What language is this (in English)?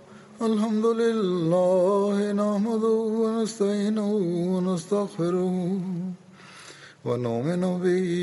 Bulgarian